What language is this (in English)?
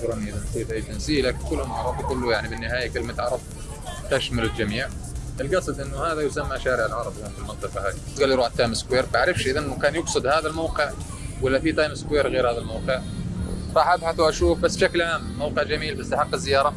Arabic